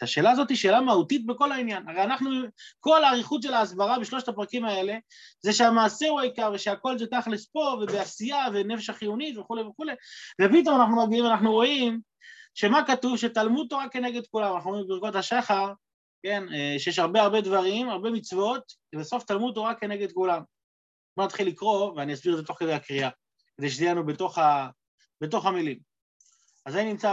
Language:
Hebrew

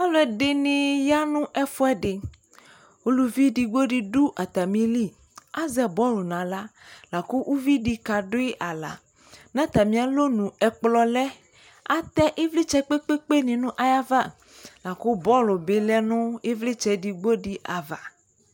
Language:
Ikposo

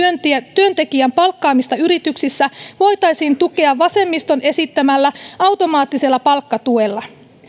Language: Finnish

